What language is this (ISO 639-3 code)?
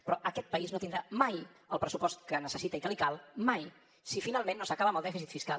cat